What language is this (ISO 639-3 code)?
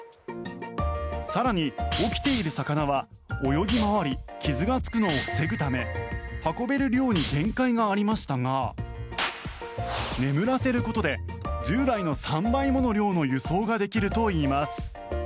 jpn